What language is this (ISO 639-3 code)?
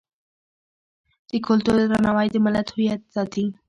pus